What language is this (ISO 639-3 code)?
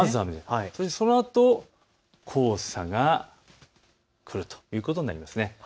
jpn